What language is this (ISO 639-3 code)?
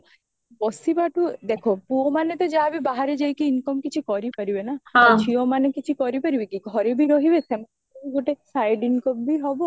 ori